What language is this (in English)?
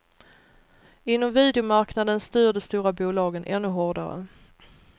Swedish